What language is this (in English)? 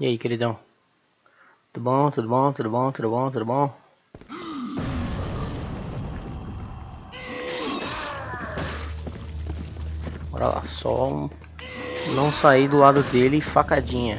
Portuguese